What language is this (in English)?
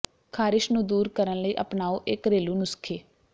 Punjabi